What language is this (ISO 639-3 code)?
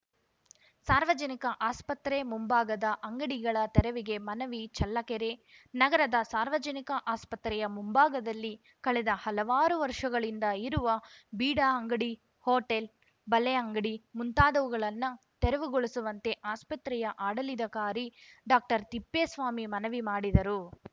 kan